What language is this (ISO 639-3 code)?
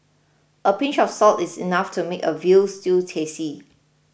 eng